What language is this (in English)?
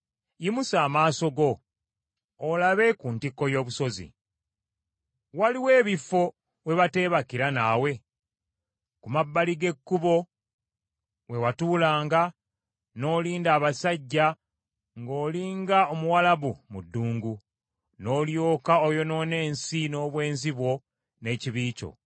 Ganda